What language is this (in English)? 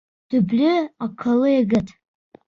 Bashkir